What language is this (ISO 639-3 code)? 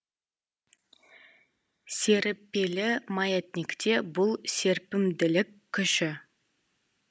kaz